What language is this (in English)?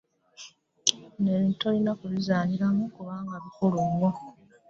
Ganda